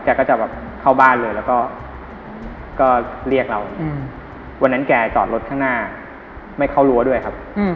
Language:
Thai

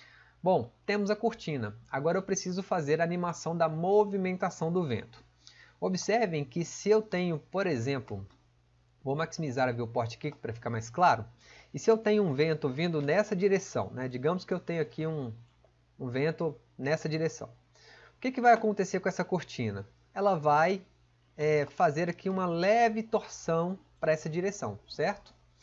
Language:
Portuguese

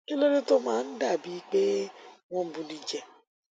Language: Yoruba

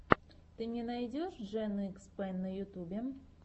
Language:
Russian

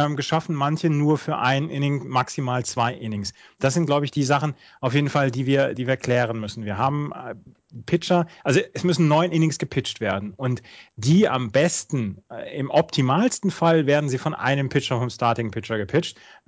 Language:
German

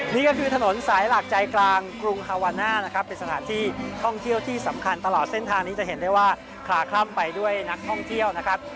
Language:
Thai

